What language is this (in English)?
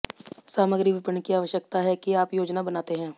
Hindi